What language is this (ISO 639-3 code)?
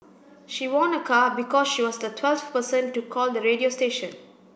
eng